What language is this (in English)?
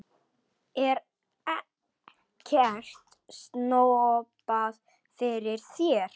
Icelandic